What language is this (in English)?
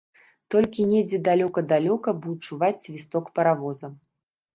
Belarusian